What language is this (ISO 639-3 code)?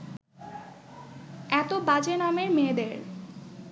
ben